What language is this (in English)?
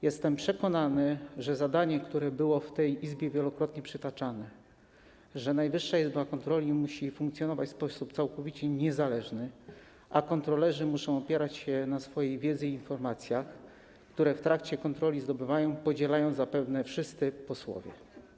Polish